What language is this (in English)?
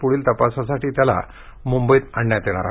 Marathi